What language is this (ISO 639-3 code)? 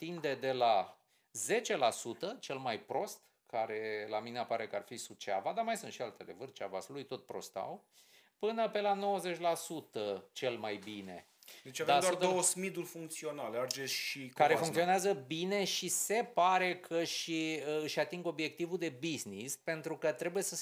ron